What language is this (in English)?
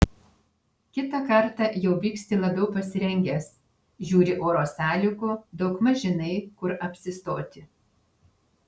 Lithuanian